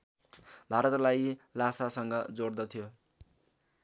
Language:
Nepali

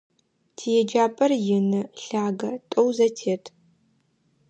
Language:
Adyghe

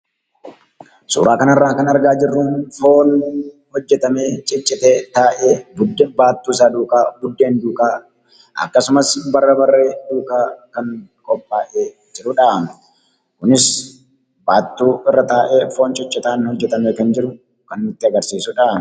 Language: Oromo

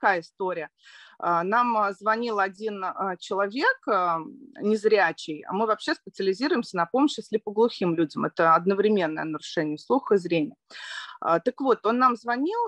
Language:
Russian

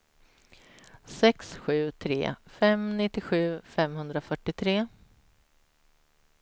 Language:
Swedish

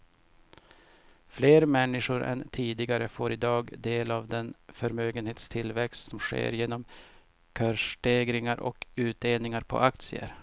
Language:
Swedish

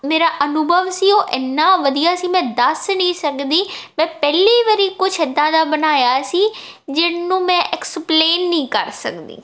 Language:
Punjabi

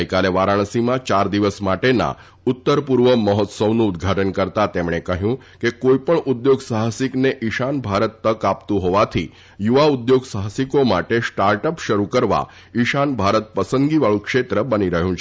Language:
Gujarati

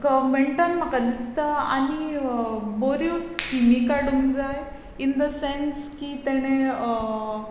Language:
Konkani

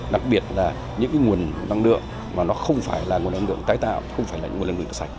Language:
Vietnamese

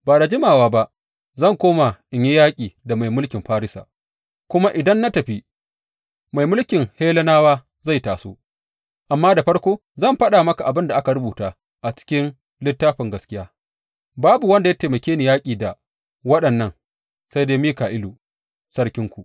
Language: Hausa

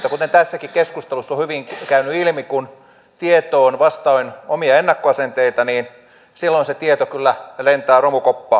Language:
Finnish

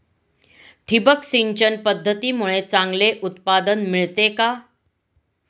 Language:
Marathi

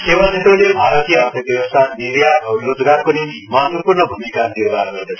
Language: Nepali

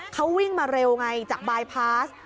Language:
Thai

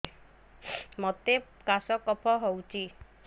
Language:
Odia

